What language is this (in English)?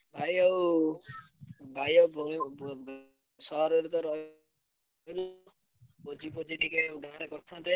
Odia